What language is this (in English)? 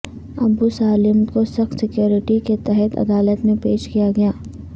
Urdu